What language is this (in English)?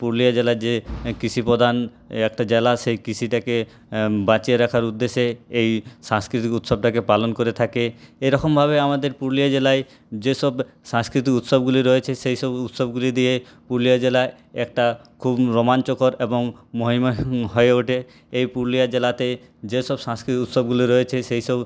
Bangla